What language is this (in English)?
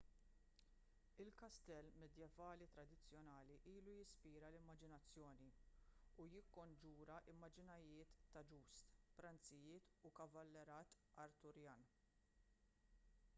Maltese